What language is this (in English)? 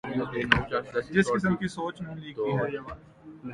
Urdu